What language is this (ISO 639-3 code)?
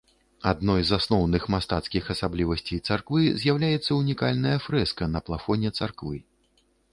bel